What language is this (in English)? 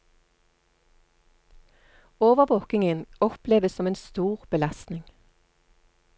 Norwegian